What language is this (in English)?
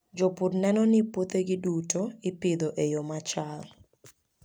Luo (Kenya and Tanzania)